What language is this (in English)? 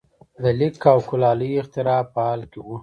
Pashto